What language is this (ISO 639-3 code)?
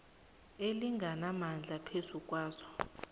nbl